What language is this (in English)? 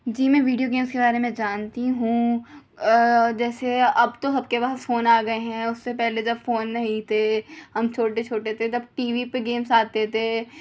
Urdu